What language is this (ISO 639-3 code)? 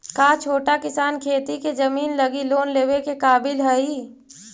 mag